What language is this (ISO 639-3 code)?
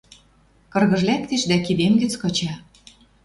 mrj